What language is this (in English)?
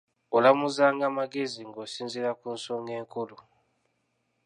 Ganda